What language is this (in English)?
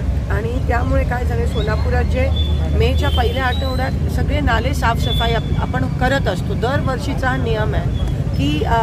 Marathi